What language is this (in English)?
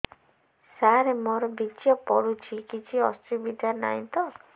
Odia